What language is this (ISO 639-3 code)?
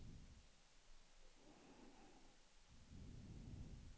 swe